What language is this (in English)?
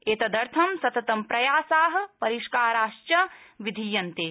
Sanskrit